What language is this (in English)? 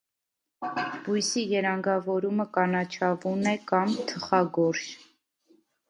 Armenian